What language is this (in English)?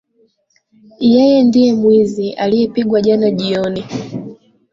Swahili